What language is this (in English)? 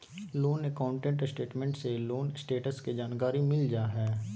Magahi